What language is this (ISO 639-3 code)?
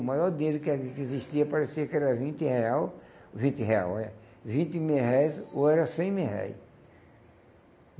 por